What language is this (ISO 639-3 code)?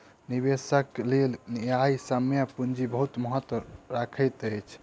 mai